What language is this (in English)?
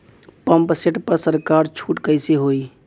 Bhojpuri